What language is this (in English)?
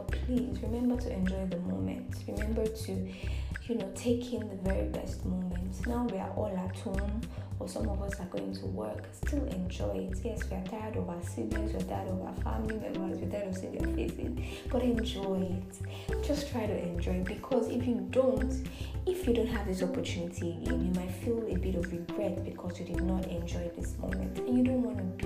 English